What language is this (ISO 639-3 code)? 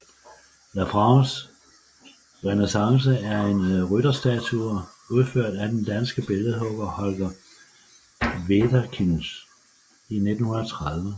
dan